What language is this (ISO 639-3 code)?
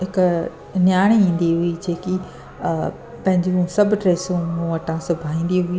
snd